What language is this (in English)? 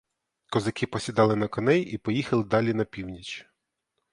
Ukrainian